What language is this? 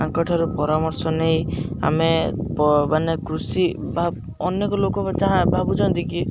Odia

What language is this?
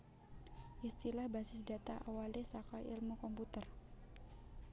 Javanese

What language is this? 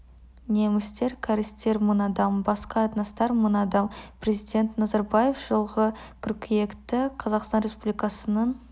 Kazakh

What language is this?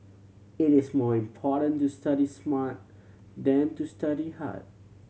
English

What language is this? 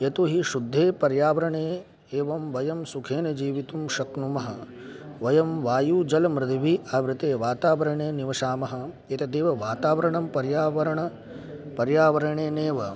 Sanskrit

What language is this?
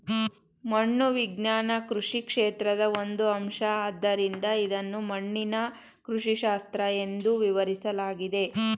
Kannada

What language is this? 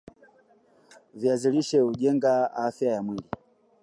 Swahili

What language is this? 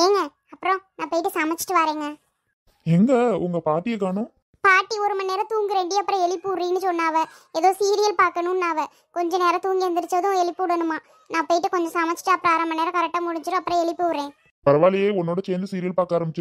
Romanian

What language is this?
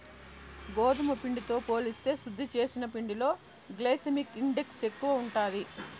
Telugu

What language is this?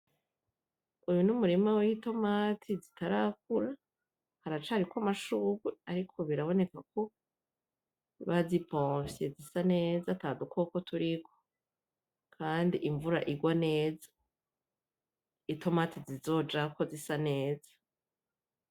Rundi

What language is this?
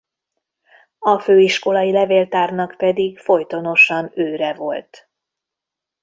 Hungarian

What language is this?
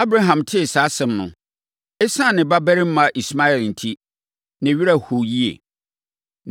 Akan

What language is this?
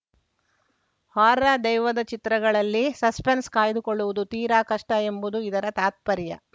Kannada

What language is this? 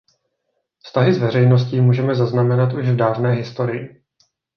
Czech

